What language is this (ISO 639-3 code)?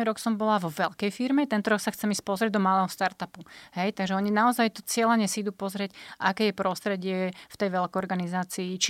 slk